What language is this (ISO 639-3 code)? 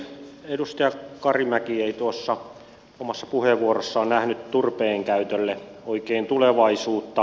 fin